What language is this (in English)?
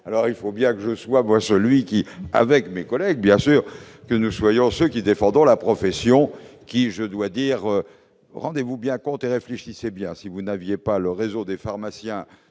French